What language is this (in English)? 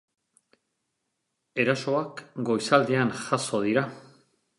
Basque